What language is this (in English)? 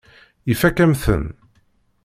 Kabyle